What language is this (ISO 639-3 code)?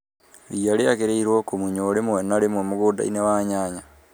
kik